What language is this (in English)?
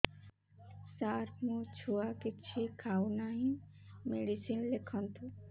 Odia